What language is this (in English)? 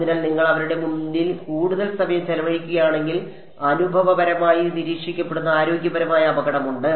Malayalam